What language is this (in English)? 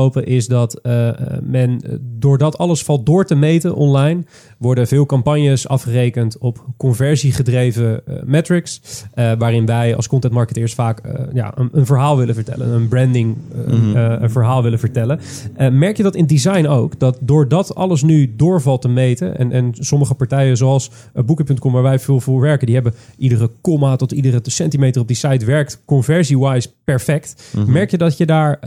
Dutch